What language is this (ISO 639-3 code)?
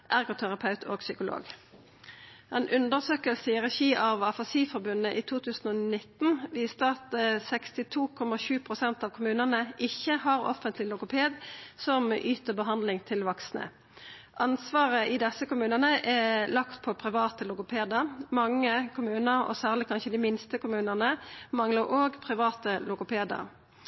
nno